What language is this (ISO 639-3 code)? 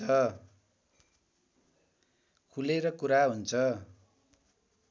nep